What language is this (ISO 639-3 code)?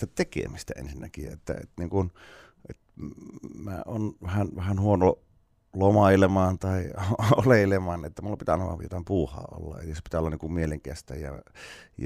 fin